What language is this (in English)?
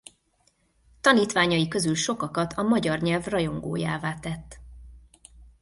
Hungarian